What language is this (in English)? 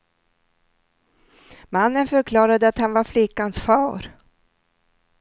Swedish